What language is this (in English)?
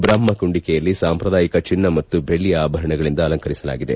Kannada